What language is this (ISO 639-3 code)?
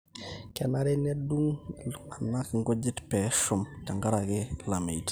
mas